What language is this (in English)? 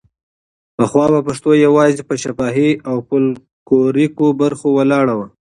Pashto